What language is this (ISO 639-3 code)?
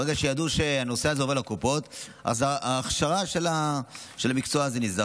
heb